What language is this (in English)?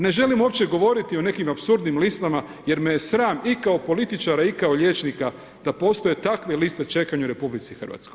Croatian